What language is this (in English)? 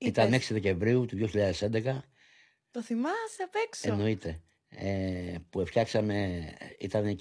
Greek